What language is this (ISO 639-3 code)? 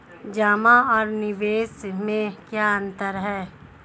hin